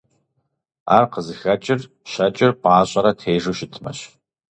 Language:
Kabardian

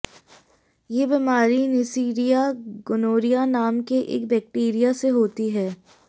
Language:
Hindi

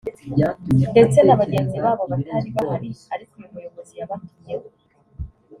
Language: Kinyarwanda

